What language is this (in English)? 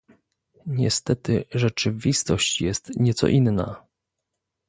Polish